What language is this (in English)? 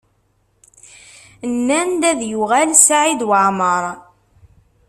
Kabyle